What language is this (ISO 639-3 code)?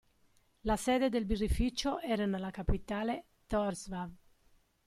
ita